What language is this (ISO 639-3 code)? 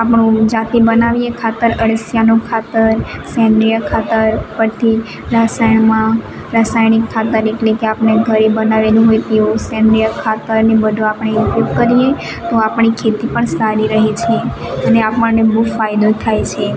guj